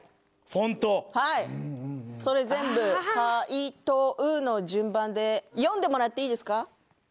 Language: Japanese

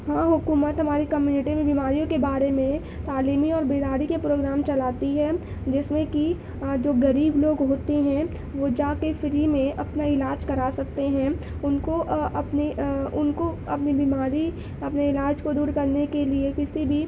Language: Urdu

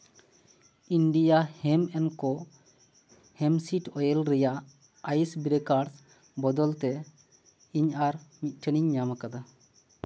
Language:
Santali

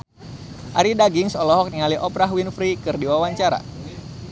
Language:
Sundanese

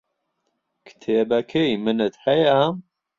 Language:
Central Kurdish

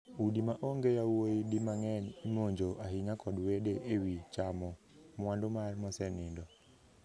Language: Luo (Kenya and Tanzania)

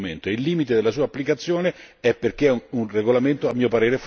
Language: Italian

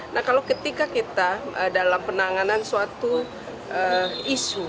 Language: Indonesian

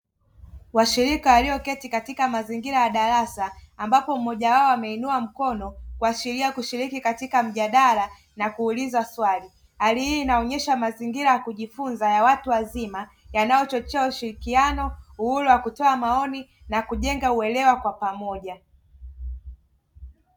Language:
Swahili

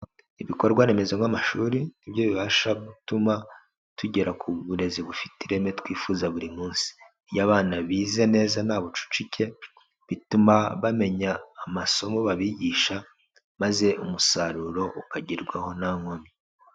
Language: Kinyarwanda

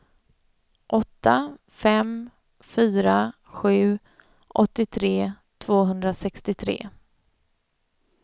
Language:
Swedish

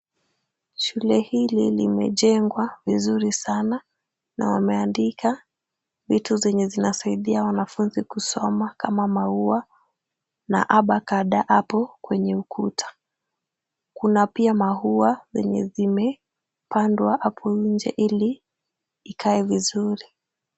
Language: Swahili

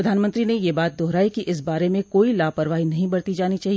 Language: Hindi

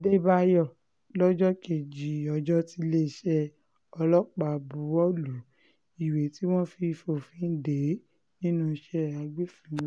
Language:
Yoruba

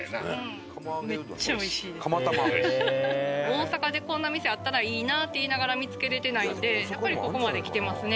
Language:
Japanese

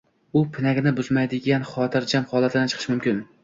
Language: Uzbek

